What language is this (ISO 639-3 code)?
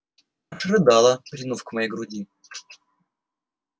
rus